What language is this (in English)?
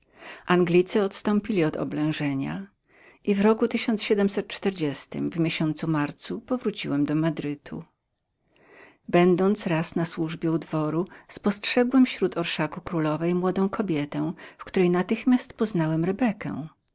Polish